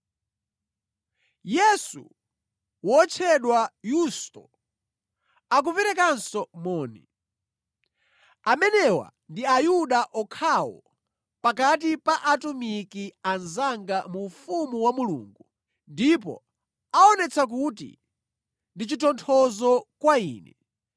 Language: Nyanja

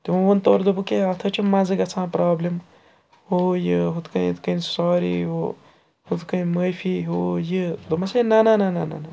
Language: Kashmiri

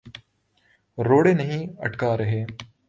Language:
Urdu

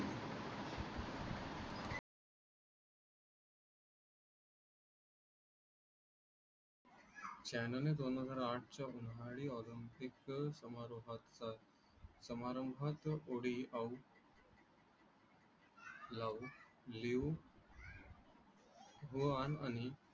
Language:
Marathi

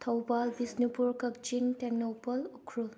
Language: Manipuri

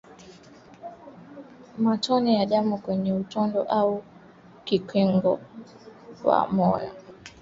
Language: Swahili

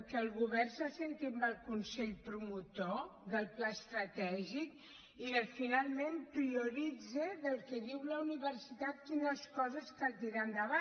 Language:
Catalan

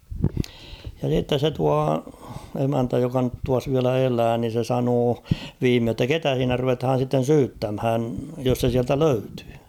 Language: Finnish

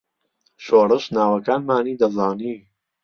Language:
Central Kurdish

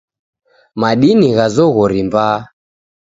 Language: Taita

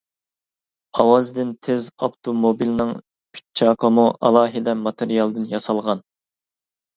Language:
Uyghur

